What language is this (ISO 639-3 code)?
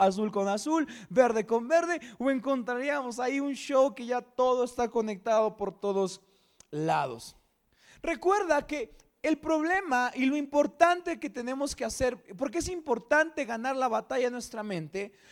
spa